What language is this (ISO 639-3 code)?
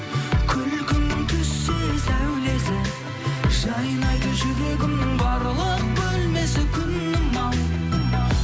kaz